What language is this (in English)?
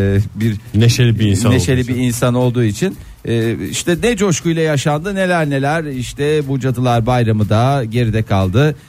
Turkish